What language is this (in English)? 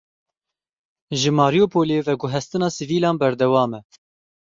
Kurdish